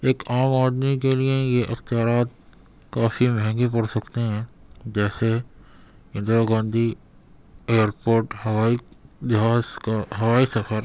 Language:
Urdu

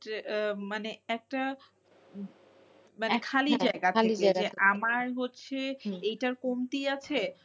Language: Bangla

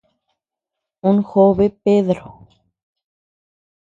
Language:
Tepeuxila Cuicatec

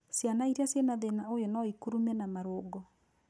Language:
Kikuyu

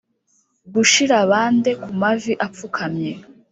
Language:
Kinyarwanda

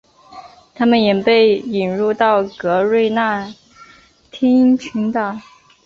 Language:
Chinese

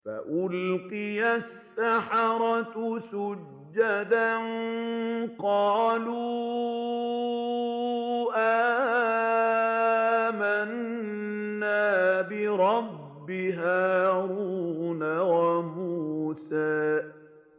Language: Arabic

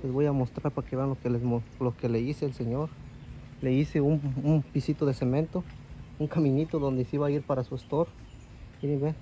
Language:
Spanish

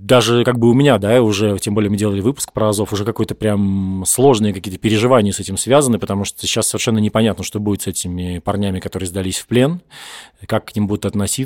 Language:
Russian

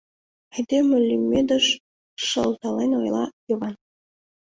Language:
Mari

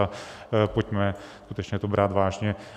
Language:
Czech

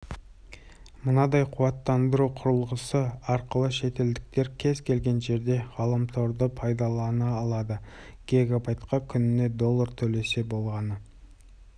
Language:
Kazakh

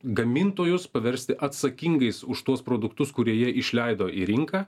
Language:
Lithuanian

